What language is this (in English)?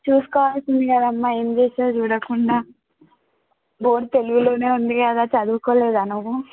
Telugu